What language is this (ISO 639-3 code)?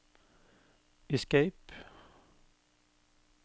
nor